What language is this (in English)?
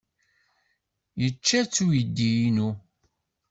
Kabyle